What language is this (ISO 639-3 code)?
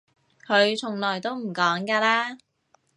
yue